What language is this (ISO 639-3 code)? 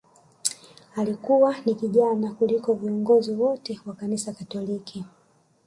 swa